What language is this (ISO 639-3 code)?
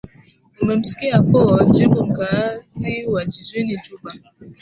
swa